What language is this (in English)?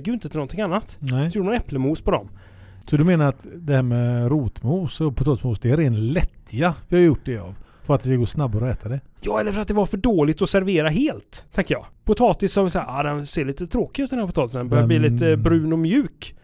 Swedish